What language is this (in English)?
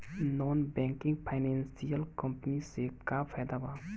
Bhojpuri